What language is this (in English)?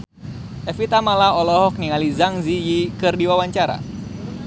Sundanese